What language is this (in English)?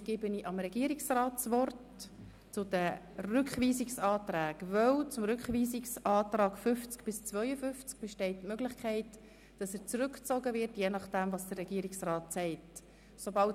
Swiss German